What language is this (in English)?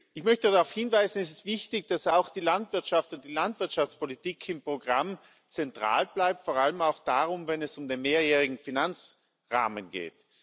German